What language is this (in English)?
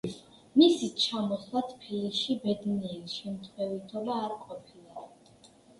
Georgian